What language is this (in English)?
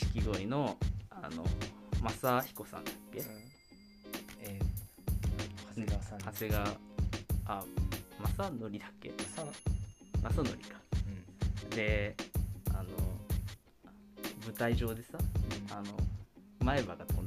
Japanese